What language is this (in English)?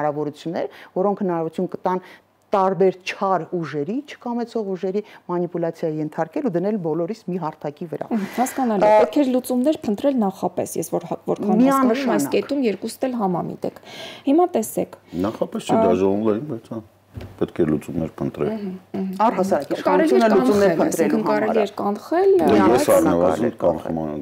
Romanian